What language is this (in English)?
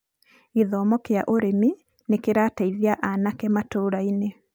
Kikuyu